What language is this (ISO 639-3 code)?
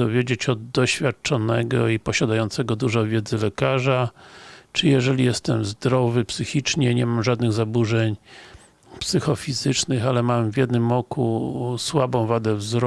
pol